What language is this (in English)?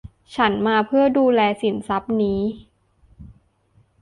Thai